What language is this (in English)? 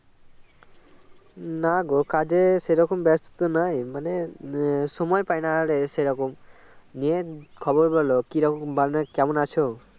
Bangla